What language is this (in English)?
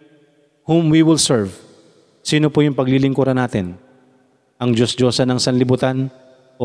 Filipino